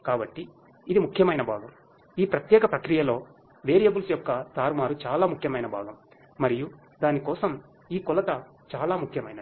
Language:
Telugu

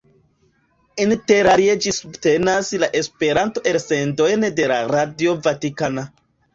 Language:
Esperanto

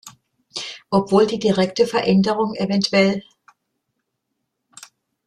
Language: German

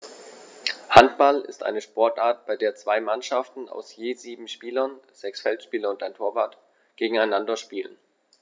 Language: German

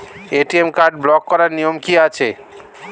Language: Bangla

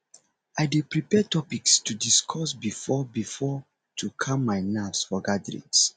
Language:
Nigerian Pidgin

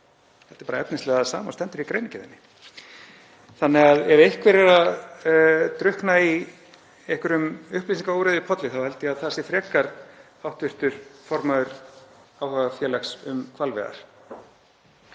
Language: Icelandic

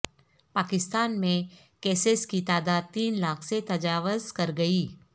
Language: Urdu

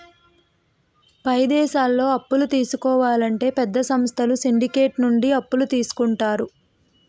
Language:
Telugu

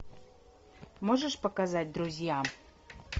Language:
Russian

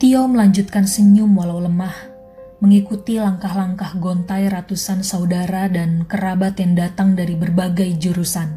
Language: Indonesian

